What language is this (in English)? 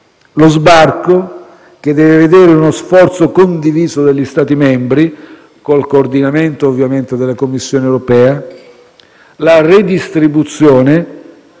Italian